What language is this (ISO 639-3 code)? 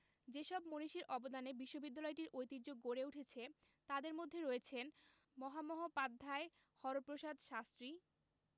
ben